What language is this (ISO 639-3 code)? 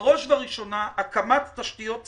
heb